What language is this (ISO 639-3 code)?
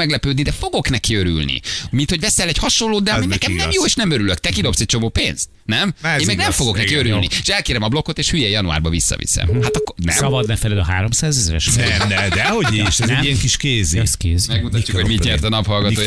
hun